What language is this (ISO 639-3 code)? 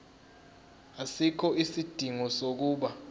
zul